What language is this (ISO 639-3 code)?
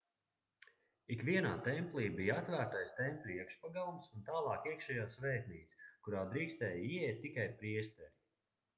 lav